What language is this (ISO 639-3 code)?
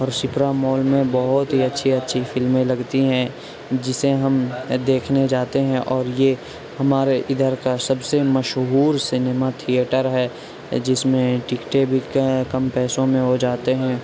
urd